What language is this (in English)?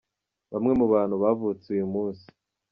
Kinyarwanda